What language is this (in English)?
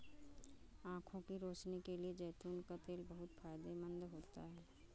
Hindi